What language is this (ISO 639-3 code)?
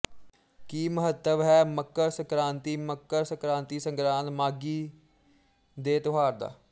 pan